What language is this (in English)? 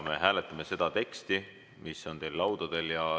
Estonian